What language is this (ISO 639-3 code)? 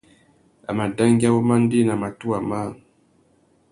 bag